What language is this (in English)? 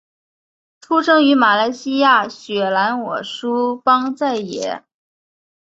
Chinese